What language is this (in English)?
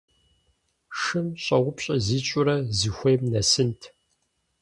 Kabardian